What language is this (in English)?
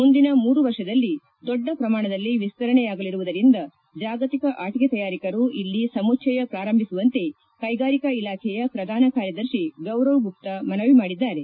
Kannada